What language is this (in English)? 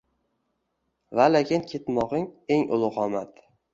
Uzbek